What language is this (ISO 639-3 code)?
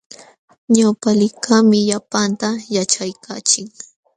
qxw